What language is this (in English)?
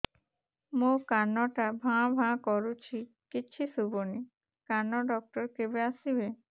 Odia